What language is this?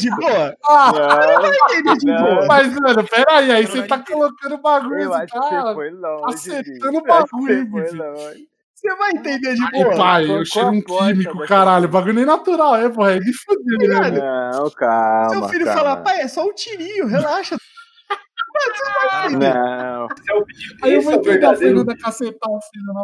Portuguese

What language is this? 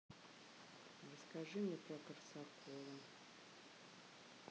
Russian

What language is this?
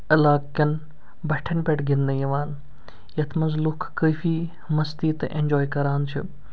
Kashmiri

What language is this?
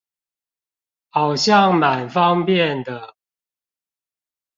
Chinese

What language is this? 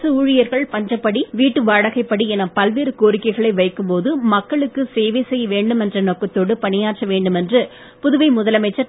Tamil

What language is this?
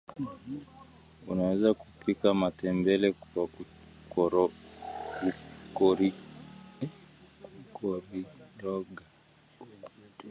Swahili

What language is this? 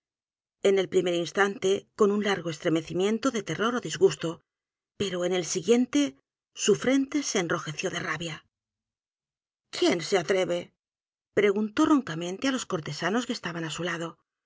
Spanish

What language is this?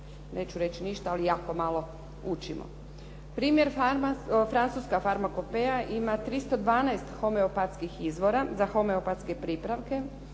Croatian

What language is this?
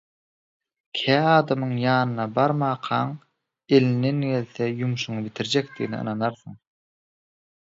Turkmen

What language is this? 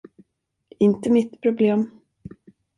Swedish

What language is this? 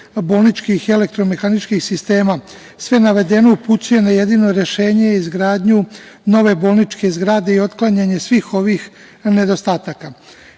Serbian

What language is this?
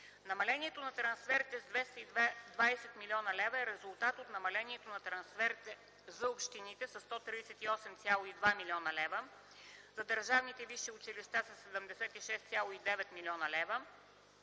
Bulgarian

